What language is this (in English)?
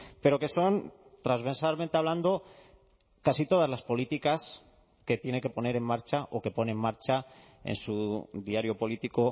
Spanish